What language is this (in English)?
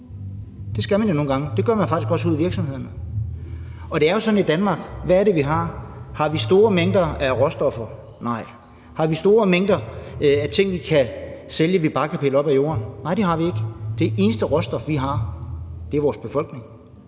Danish